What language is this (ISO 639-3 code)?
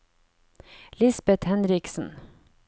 nor